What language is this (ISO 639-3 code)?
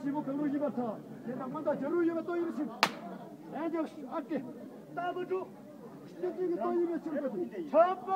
jpn